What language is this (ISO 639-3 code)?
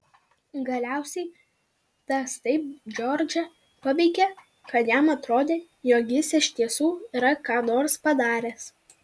lit